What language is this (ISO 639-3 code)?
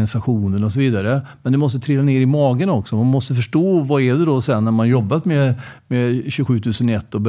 swe